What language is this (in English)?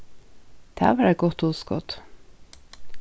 Faroese